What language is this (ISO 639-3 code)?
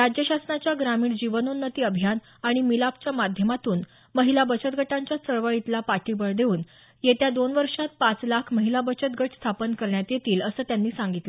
mar